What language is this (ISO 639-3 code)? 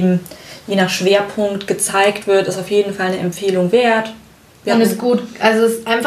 deu